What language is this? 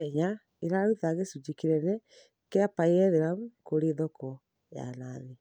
Kikuyu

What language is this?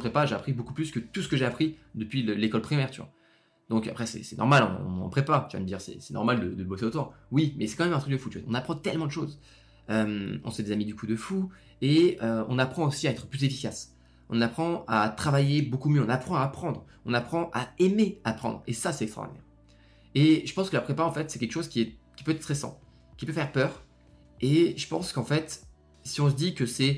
French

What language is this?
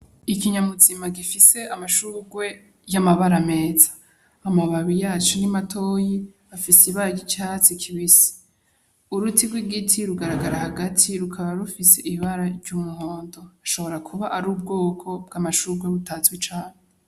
Rundi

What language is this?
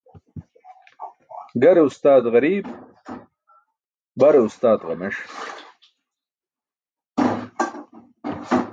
Burushaski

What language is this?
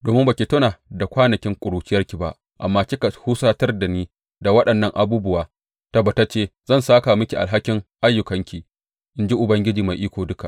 Hausa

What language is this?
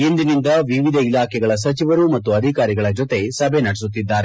Kannada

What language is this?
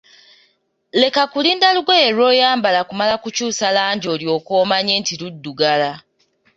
Ganda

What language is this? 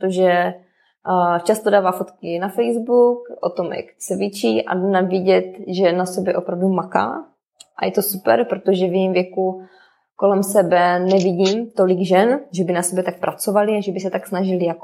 Czech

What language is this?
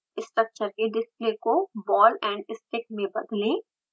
Hindi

